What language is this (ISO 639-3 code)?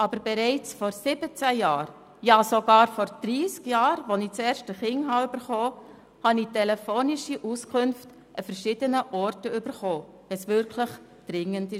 gsw